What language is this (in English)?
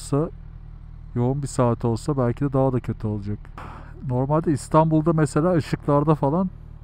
Turkish